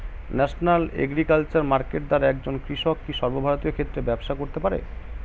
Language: Bangla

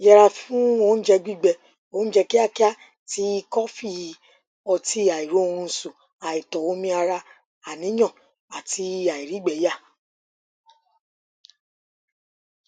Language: Yoruba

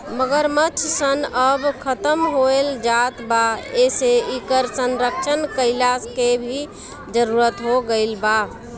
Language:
Bhojpuri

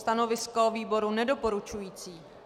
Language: Czech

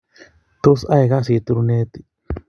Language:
Kalenjin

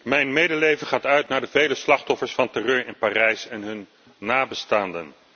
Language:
Dutch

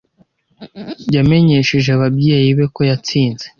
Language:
Kinyarwanda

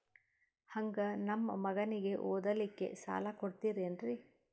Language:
Kannada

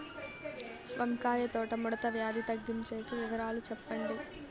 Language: Telugu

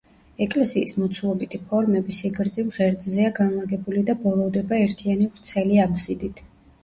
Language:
Georgian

